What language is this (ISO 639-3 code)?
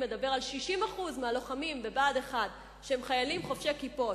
heb